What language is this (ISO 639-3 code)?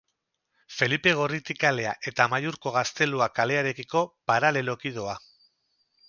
eus